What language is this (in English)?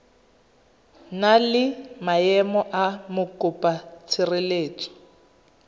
Tswana